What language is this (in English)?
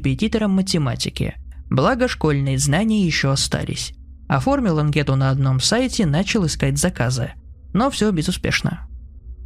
Russian